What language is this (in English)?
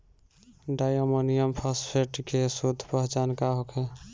Bhojpuri